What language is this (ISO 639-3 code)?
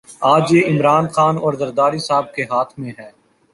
urd